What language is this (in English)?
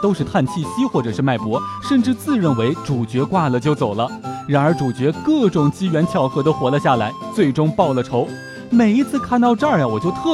Chinese